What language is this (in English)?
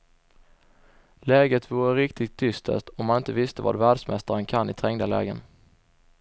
Swedish